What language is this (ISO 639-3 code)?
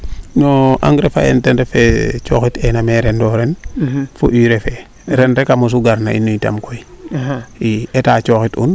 srr